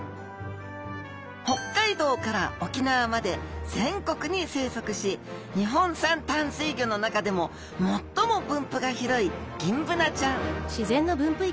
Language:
Japanese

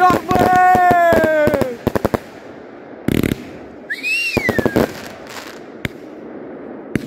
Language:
Romanian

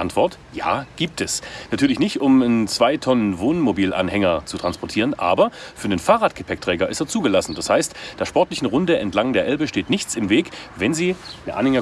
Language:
German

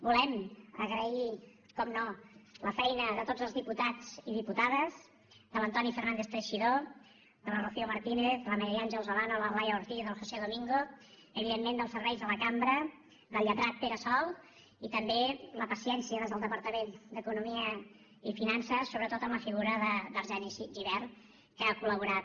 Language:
Catalan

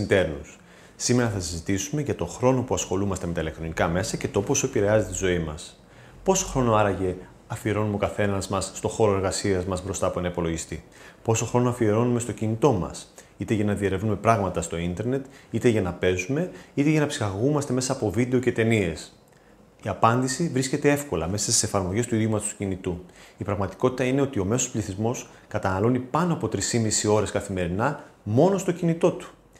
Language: Greek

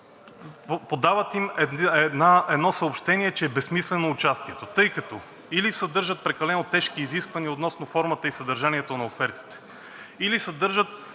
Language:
Bulgarian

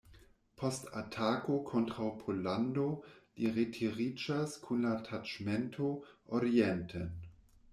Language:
Esperanto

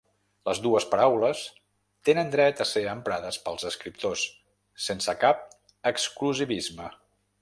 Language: Catalan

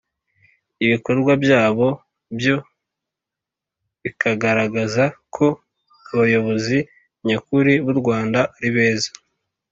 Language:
Kinyarwanda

